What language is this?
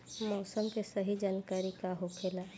Bhojpuri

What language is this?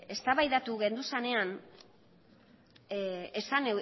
Basque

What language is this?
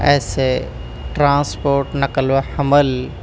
Urdu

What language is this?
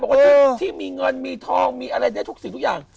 Thai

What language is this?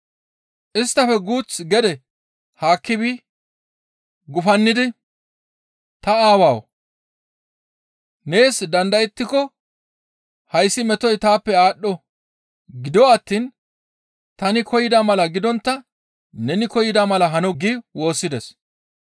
Gamo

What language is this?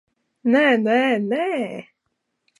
Latvian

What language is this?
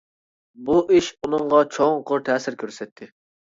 Uyghur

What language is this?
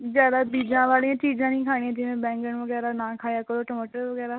Punjabi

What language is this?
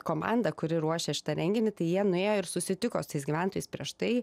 Lithuanian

